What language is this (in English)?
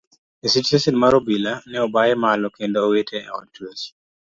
Luo (Kenya and Tanzania)